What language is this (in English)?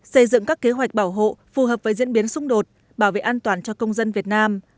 Vietnamese